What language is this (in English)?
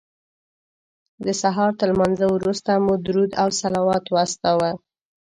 Pashto